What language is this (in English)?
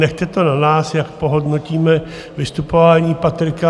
Czech